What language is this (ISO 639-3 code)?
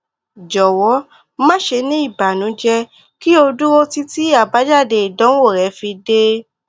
yor